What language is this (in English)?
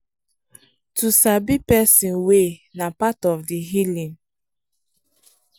Nigerian Pidgin